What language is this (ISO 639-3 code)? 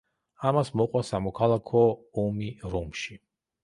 kat